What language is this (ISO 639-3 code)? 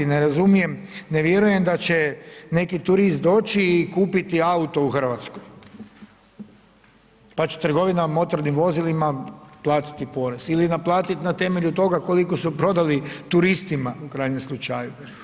hrv